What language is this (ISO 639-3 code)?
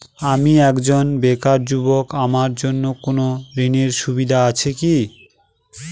ben